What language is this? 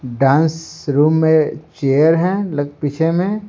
Hindi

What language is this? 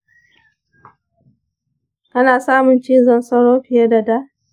Hausa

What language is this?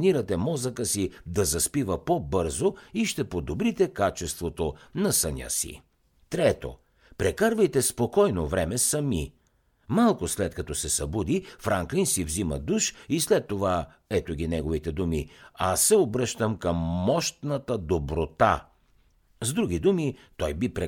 Bulgarian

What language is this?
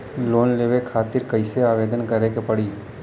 Bhojpuri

